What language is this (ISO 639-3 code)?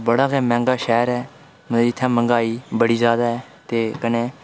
doi